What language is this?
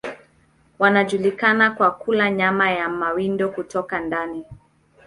Swahili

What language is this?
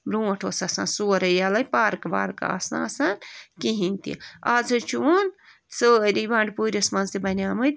Kashmiri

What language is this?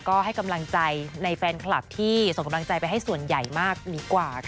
Thai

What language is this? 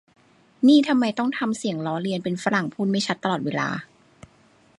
Thai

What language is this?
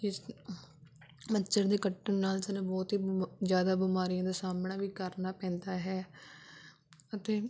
Punjabi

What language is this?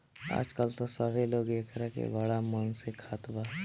Bhojpuri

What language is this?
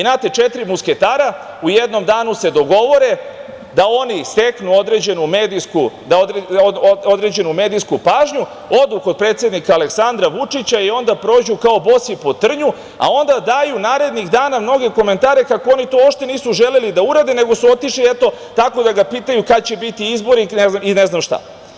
Serbian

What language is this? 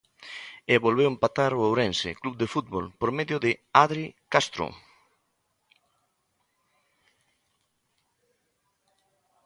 Galician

